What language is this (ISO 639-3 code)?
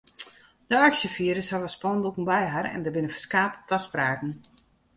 fry